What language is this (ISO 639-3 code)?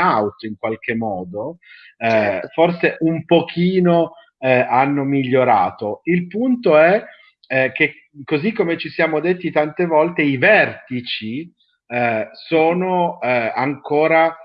ita